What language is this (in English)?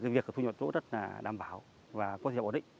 Vietnamese